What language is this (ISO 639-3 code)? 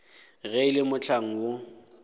nso